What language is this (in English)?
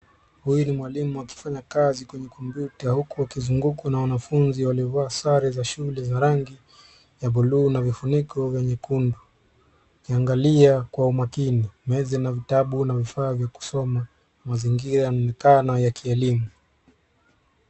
Swahili